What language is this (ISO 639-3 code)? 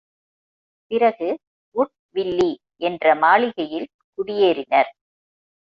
tam